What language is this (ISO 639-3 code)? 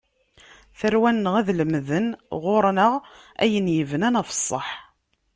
kab